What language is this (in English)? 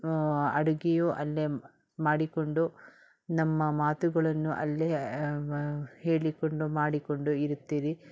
Kannada